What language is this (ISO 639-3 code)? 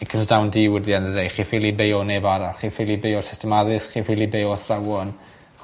cym